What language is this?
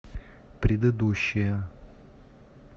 Russian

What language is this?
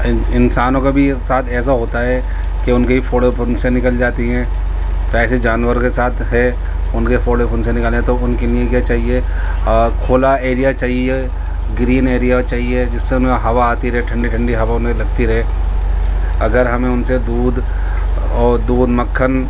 Urdu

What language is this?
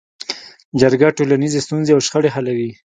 Pashto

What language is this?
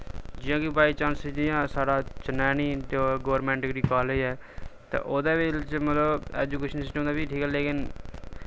Dogri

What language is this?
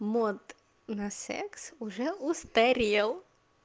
Russian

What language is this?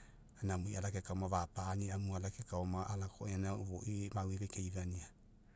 Mekeo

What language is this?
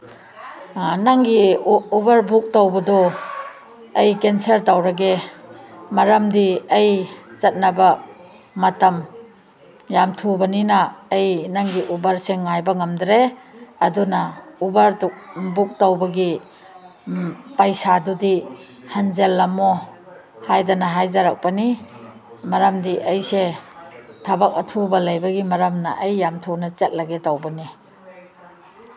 Manipuri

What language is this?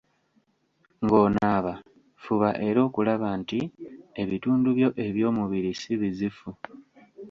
Ganda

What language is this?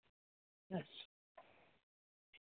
Dogri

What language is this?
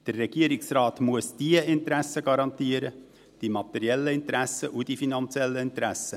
Swiss German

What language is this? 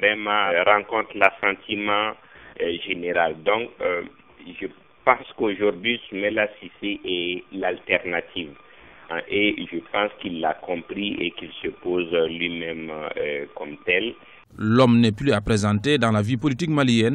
French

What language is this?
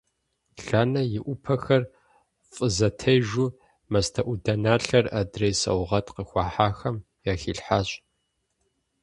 Kabardian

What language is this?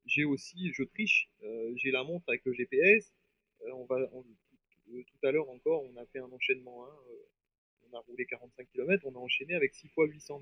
French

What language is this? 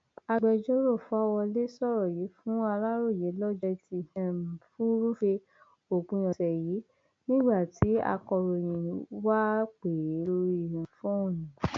Yoruba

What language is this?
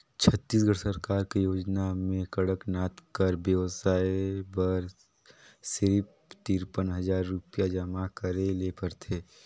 Chhattisgarhi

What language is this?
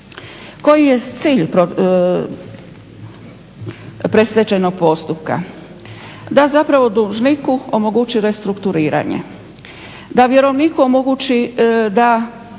Croatian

